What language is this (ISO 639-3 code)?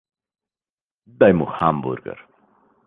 slv